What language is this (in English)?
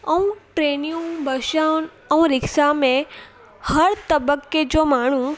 Sindhi